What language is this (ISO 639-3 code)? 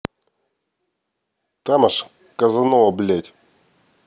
rus